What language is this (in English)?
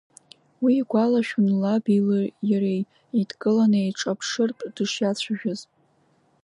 Abkhazian